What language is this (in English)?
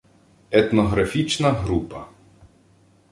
Ukrainian